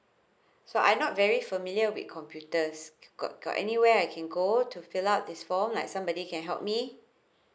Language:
English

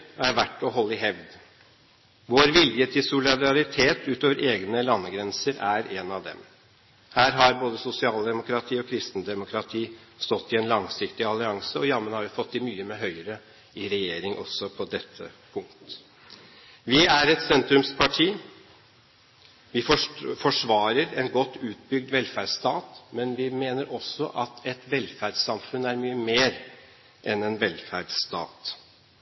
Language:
Norwegian Bokmål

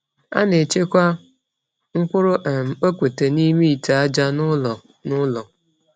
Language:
Igbo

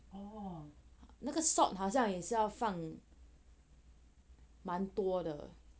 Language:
English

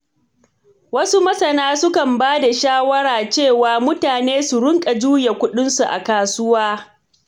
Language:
Hausa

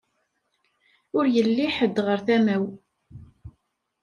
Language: Kabyle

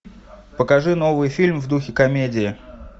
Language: Russian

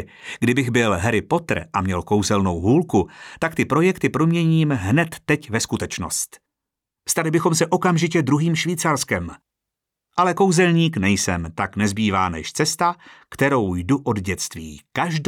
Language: Czech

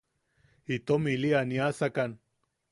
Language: Yaqui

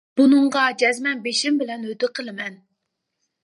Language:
Uyghur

